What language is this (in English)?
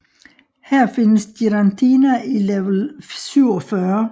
Danish